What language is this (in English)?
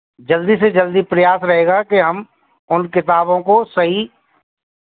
Hindi